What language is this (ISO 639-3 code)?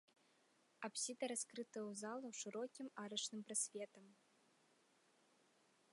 bel